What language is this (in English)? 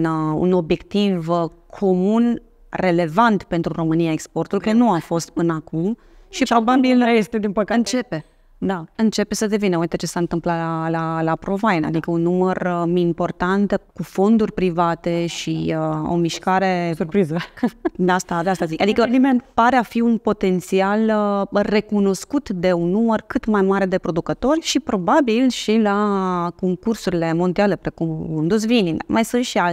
Romanian